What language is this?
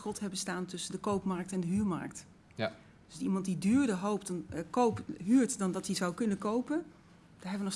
Dutch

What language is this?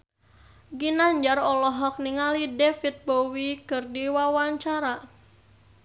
Sundanese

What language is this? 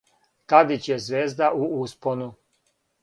Serbian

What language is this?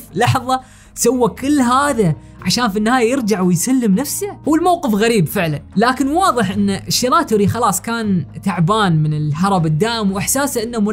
Arabic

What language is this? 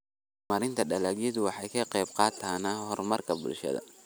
Somali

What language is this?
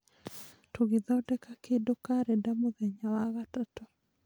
Kikuyu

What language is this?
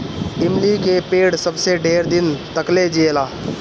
Bhojpuri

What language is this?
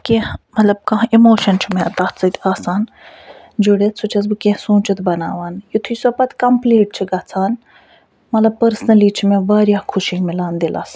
Kashmiri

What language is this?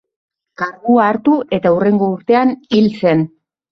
Basque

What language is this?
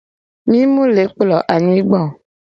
Gen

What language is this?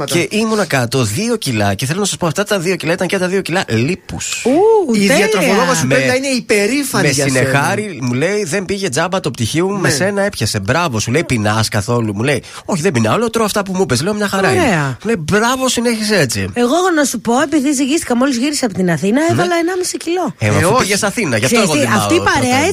Greek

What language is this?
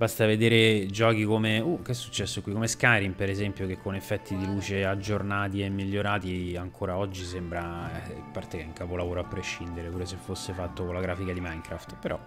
Italian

